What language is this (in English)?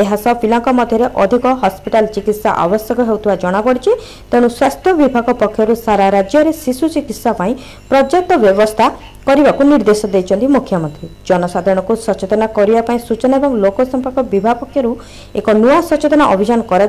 Hindi